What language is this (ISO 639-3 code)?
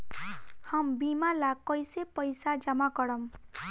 bho